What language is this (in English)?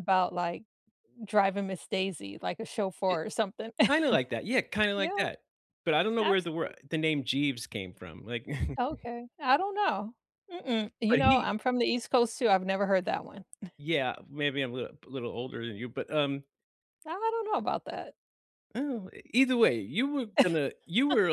English